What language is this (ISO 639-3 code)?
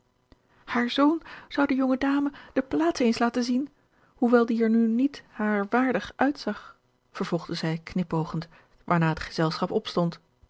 nld